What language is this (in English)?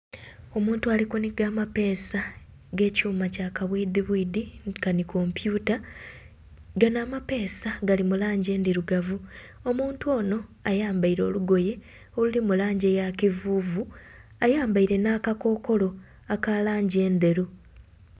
Soga